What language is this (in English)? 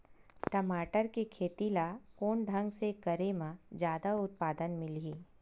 Chhattisgarhi